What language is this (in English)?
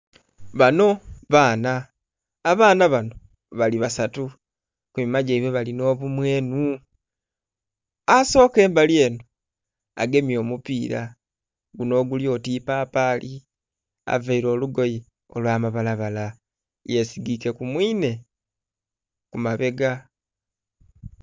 Soga